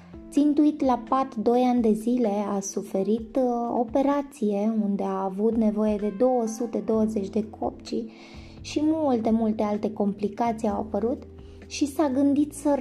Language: Romanian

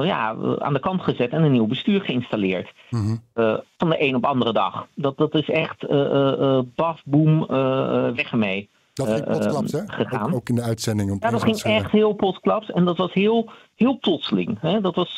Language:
Dutch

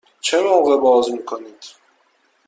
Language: Persian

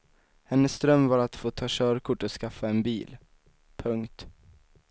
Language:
Swedish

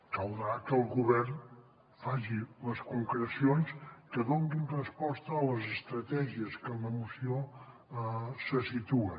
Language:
Catalan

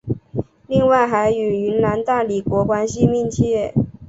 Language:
Chinese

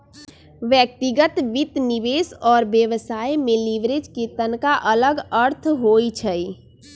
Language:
Magahi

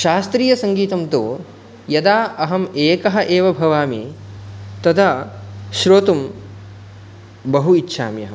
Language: Sanskrit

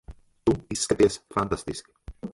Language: Latvian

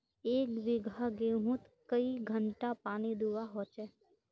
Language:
Magahi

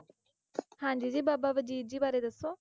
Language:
Punjabi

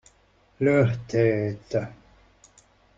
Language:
French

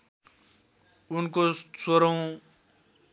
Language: Nepali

